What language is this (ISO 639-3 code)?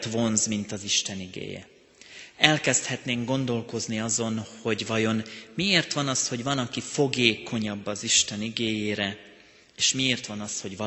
hun